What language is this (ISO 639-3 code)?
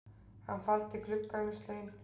isl